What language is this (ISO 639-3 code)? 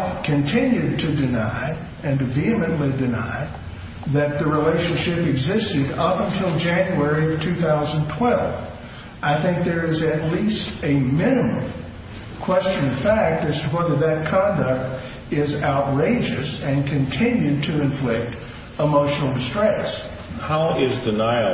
eng